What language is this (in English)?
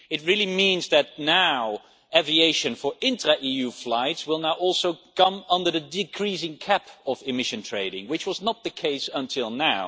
English